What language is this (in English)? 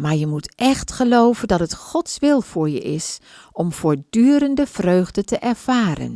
Dutch